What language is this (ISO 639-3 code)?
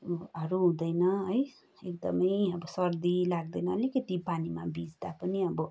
nep